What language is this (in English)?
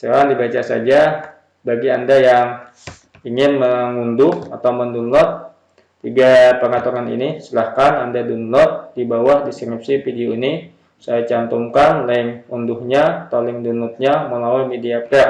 Indonesian